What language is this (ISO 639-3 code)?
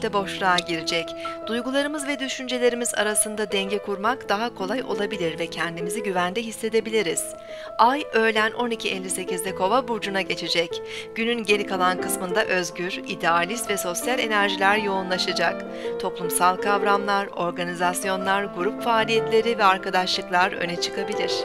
tur